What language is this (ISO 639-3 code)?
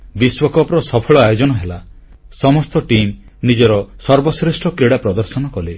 ori